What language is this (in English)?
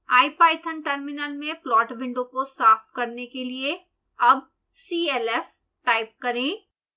Hindi